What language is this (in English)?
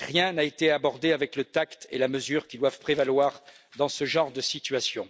French